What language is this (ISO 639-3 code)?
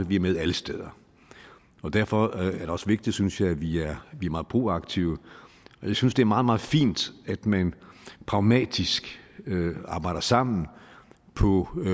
dan